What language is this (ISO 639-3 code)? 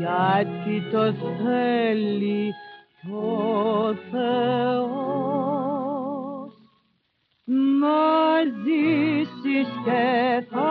ell